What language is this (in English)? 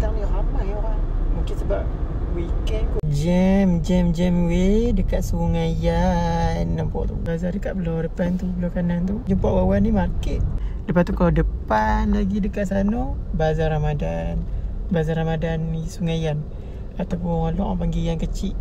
Malay